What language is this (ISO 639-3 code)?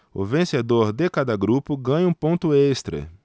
por